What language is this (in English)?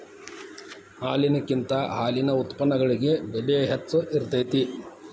Kannada